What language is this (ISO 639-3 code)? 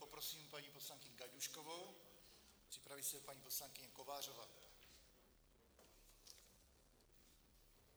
ces